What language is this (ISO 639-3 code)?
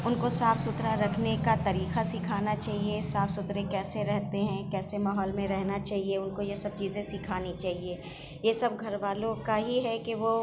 urd